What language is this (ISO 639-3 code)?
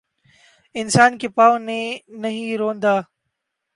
urd